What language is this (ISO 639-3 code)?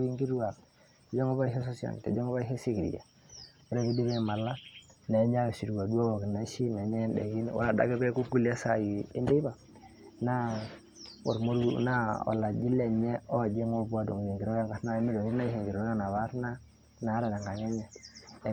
mas